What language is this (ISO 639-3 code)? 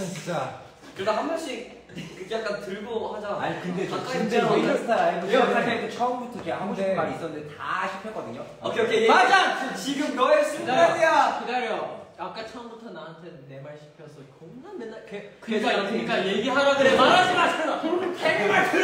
kor